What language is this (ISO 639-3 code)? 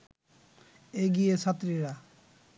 ben